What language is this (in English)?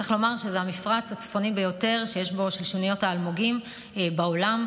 Hebrew